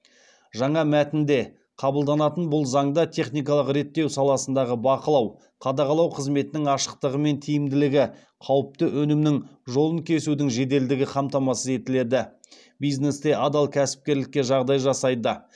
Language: Kazakh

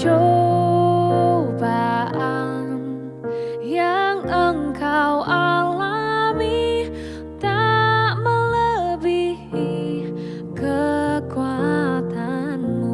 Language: Indonesian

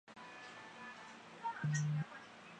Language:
Chinese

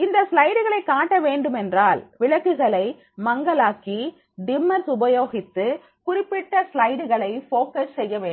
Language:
Tamil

